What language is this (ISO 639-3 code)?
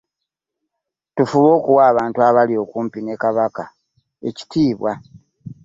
lug